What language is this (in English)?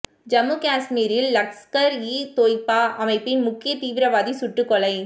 Tamil